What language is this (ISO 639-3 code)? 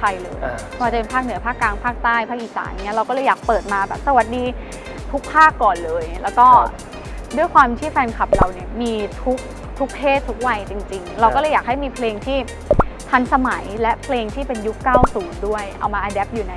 tha